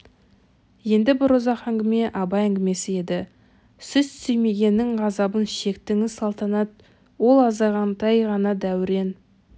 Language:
Kazakh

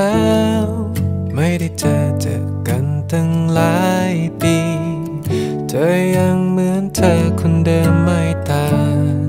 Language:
Thai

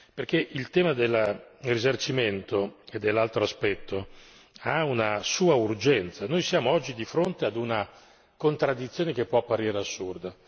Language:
Italian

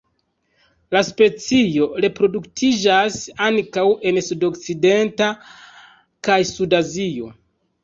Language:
Esperanto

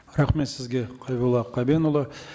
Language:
Kazakh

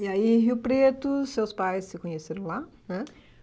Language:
Portuguese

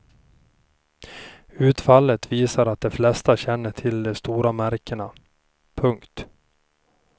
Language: Swedish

